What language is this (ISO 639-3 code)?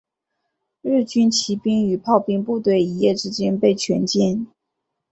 zho